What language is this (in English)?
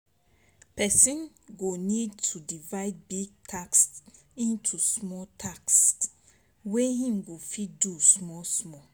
Nigerian Pidgin